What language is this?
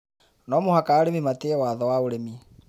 Kikuyu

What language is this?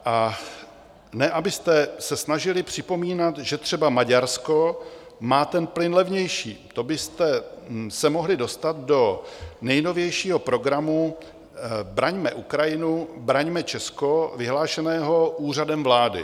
Czech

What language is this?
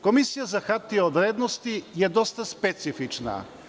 Serbian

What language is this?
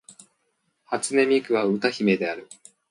Japanese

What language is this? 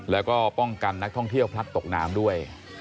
Thai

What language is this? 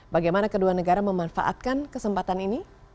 Indonesian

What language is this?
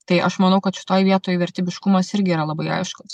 Lithuanian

